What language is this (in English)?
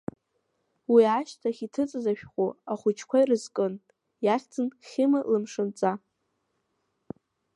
Abkhazian